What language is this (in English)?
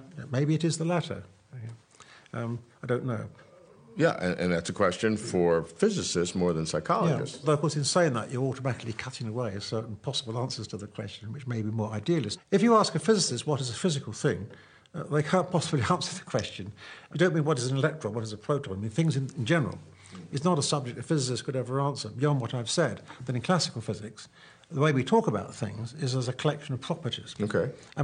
English